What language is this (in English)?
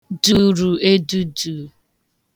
Igbo